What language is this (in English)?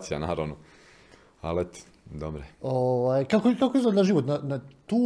Croatian